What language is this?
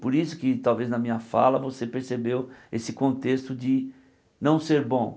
Portuguese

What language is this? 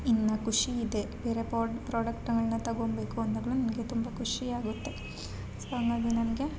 Kannada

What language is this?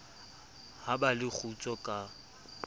Southern Sotho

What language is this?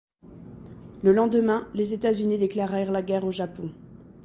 French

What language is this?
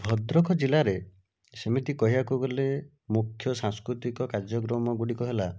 Odia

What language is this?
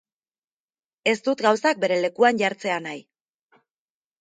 Basque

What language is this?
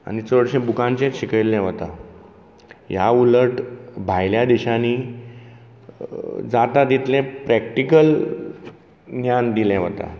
Konkani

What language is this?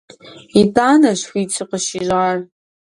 Kabardian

